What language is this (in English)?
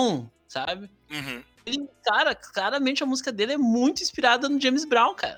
Portuguese